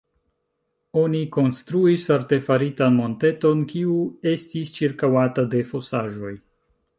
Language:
Esperanto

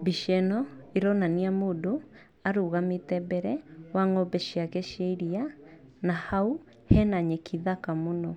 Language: Kikuyu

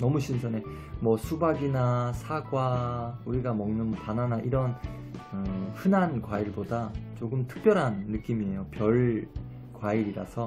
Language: Korean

